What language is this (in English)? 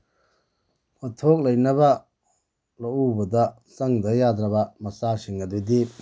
Manipuri